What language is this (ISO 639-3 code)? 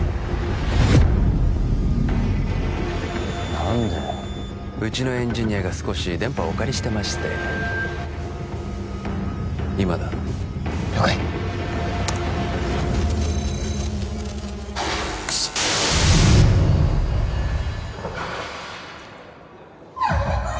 jpn